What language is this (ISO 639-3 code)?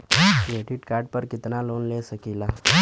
bho